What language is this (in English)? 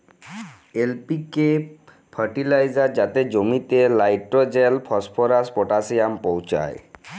Bangla